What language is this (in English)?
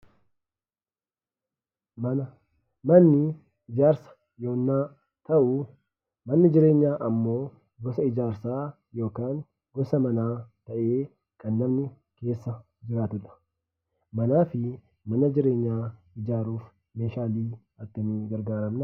Oromo